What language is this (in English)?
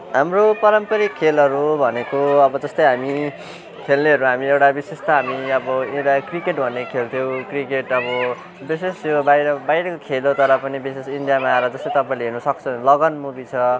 Nepali